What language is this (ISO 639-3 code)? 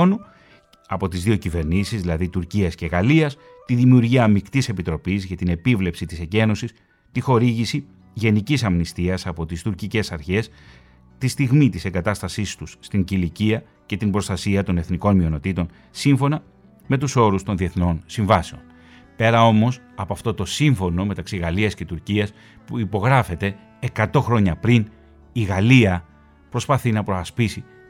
ell